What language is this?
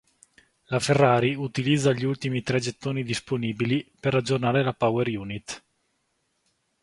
Italian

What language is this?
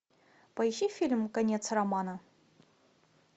Russian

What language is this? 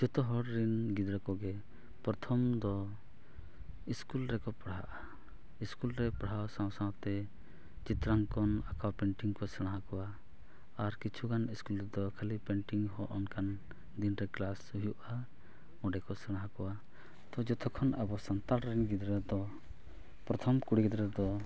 Santali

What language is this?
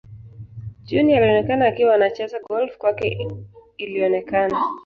Swahili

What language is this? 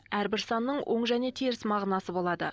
Kazakh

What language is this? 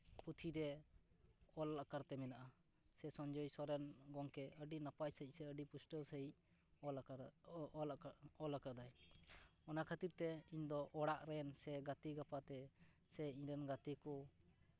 Santali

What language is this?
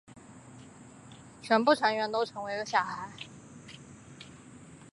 Chinese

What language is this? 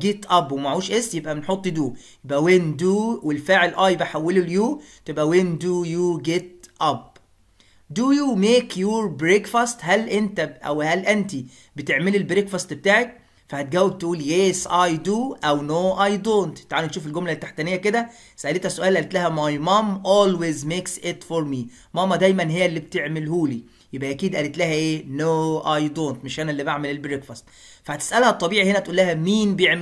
Arabic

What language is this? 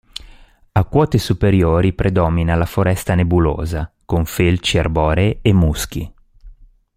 Italian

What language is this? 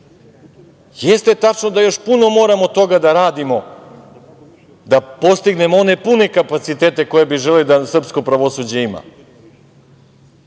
Serbian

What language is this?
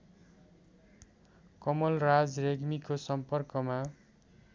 Nepali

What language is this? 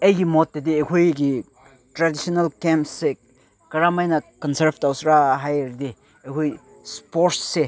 Manipuri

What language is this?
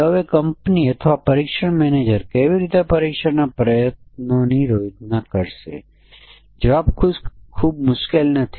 Gujarati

